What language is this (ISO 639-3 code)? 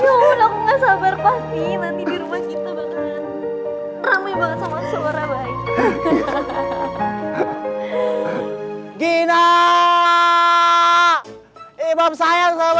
ind